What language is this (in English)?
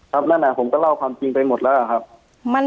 Thai